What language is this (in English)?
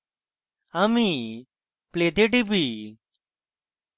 Bangla